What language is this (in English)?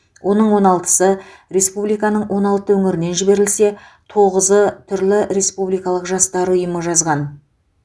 Kazakh